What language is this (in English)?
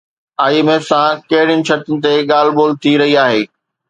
Sindhi